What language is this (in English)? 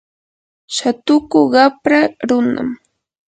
Yanahuanca Pasco Quechua